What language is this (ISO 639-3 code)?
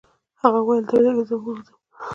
pus